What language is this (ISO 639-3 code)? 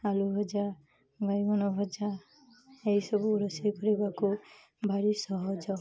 ori